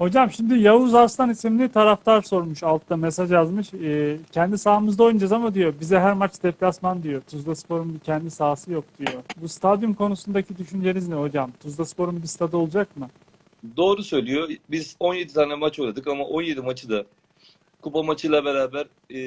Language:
Turkish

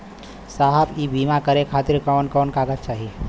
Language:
Bhojpuri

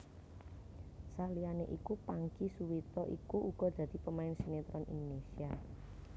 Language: Javanese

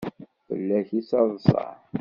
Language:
Kabyle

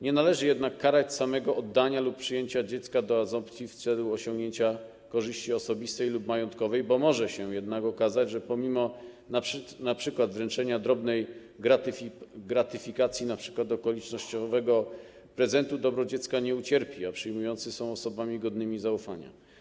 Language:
Polish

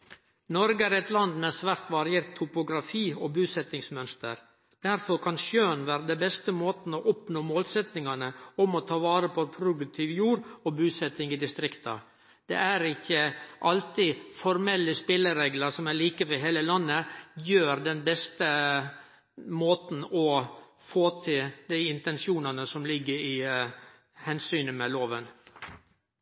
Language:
Norwegian Nynorsk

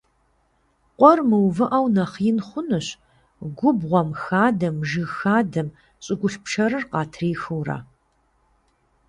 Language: Kabardian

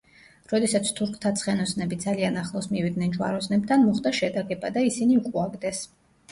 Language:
Georgian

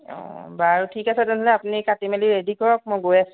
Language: Assamese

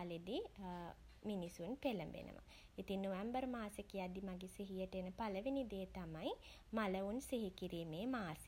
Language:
Sinhala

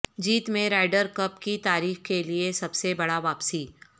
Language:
Urdu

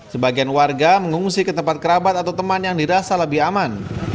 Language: Indonesian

